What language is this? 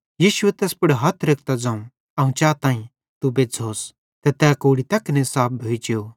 Bhadrawahi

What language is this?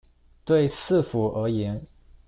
Chinese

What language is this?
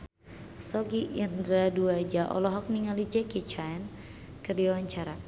Sundanese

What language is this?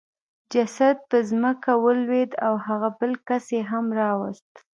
Pashto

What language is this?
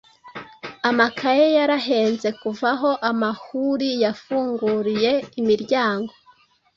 Kinyarwanda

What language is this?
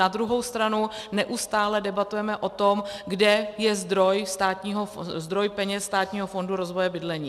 Czech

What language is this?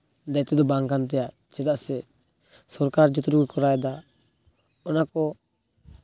Santali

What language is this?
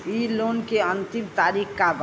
Bhojpuri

